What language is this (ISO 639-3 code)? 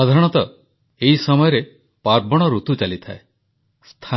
ori